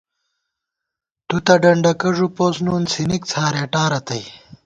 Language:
Gawar-Bati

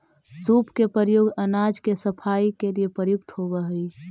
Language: Magahi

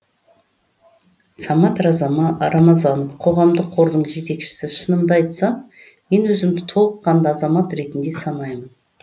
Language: Kazakh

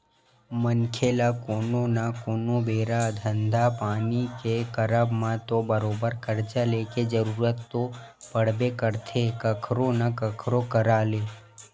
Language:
Chhattisgarhi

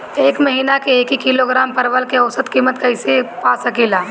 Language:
Bhojpuri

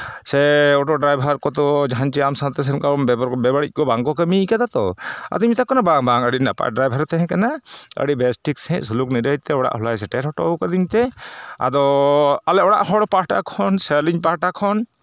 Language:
Santali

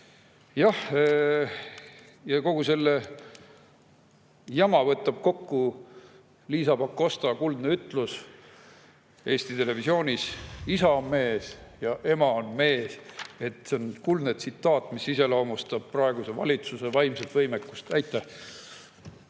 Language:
Estonian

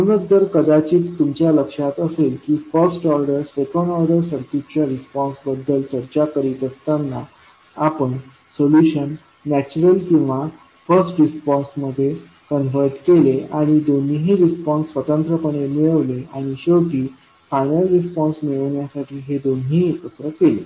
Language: Marathi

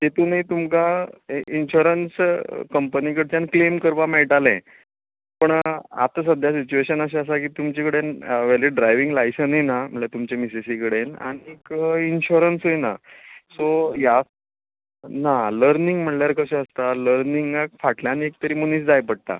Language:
Konkani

